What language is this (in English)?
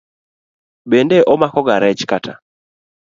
Luo (Kenya and Tanzania)